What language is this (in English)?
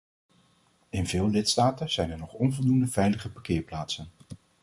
Dutch